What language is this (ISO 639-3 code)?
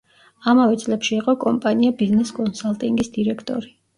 kat